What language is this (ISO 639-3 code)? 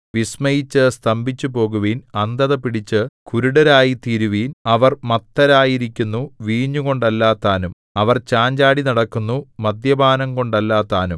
mal